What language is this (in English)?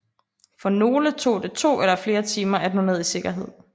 Danish